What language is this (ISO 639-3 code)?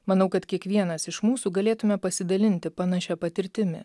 lit